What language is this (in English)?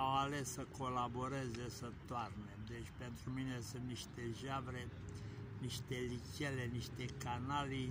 Romanian